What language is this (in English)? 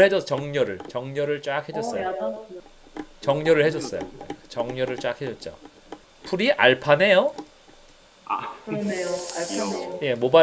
Korean